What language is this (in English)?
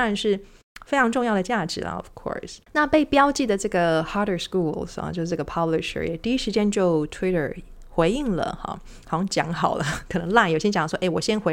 Chinese